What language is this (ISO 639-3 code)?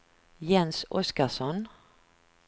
swe